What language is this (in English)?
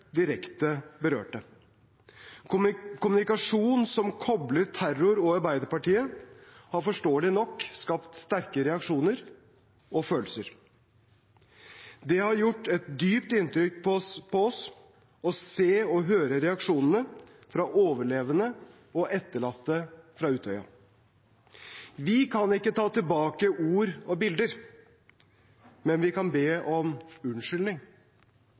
Norwegian Bokmål